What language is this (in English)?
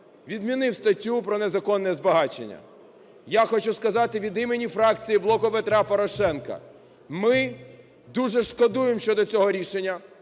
Ukrainian